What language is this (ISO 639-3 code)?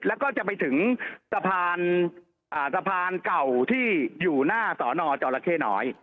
tha